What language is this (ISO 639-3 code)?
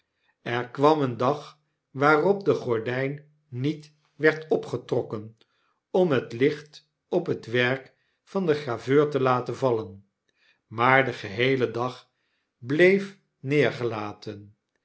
nld